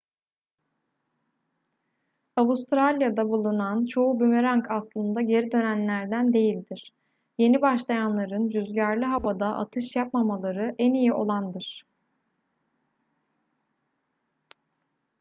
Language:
Turkish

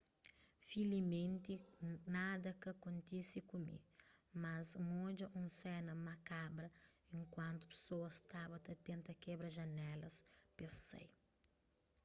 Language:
Kabuverdianu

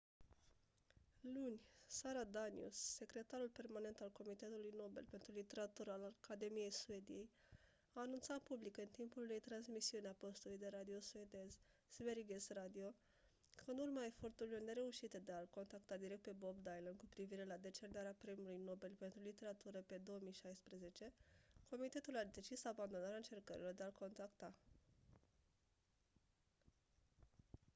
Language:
Romanian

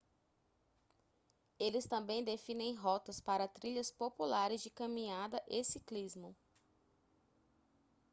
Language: Portuguese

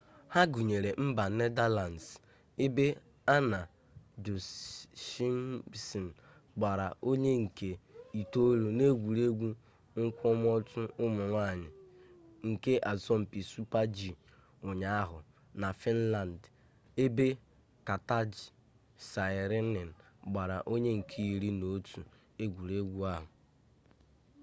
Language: Igbo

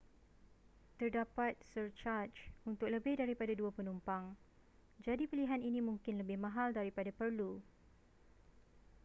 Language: Malay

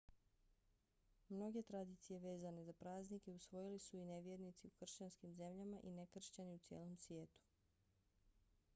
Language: Bosnian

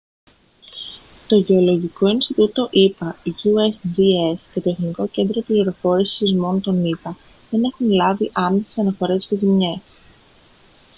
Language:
Greek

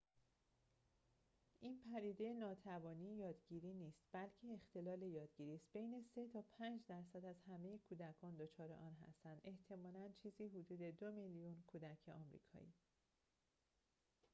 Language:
Persian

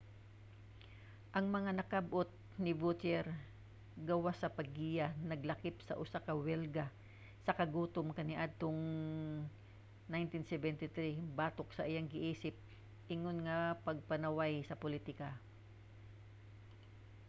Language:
Cebuano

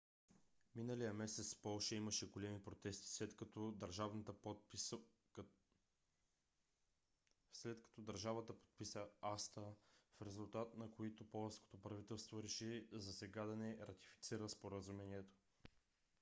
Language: Bulgarian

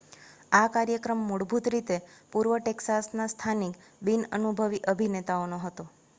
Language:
Gujarati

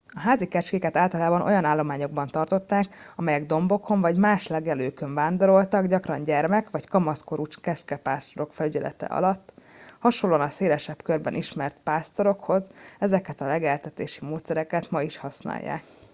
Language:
Hungarian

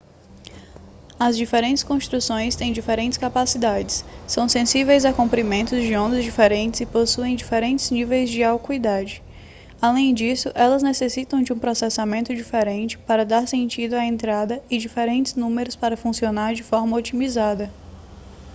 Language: Portuguese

